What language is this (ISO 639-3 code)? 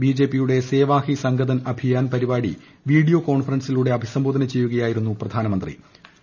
mal